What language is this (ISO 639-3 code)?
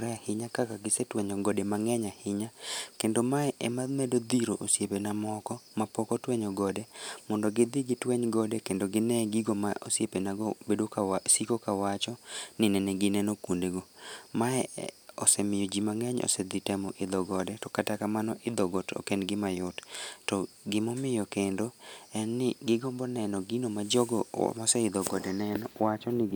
luo